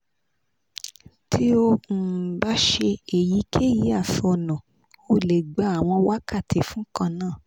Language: Yoruba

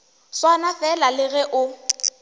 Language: Northern Sotho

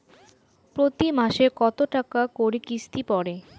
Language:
Bangla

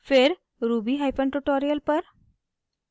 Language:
Hindi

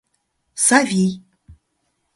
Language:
Mari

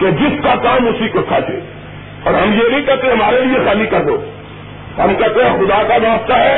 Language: Urdu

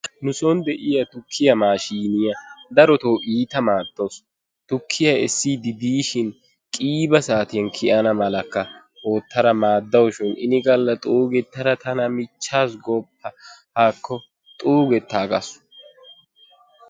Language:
Wolaytta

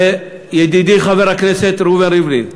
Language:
Hebrew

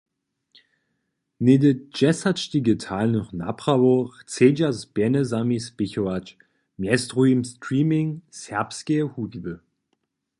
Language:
Upper Sorbian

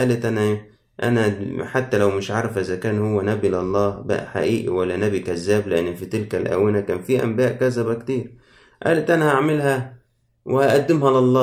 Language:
Arabic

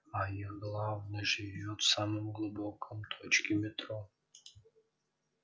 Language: Russian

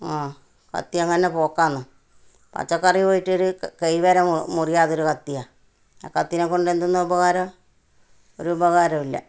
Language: Malayalam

